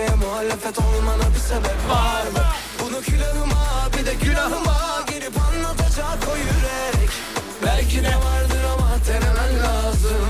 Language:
Turkish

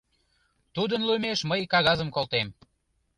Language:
Mari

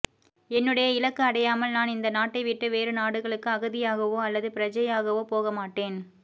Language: Tamil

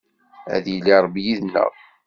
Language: Kabyle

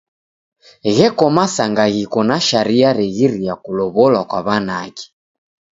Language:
Taita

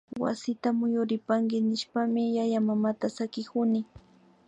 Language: Imbabura Highland Quichua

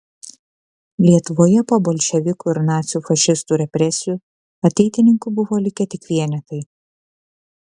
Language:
Lithuanian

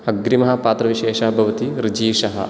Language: Sanskrit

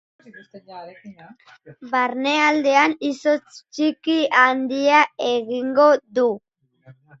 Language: Basque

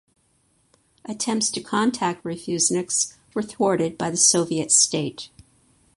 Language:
English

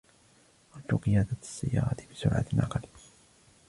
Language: Arabic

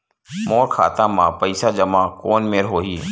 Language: Chhattisgarhi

